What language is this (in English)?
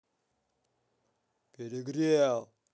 Russian